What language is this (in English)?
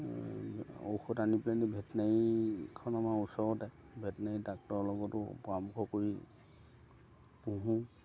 Assamese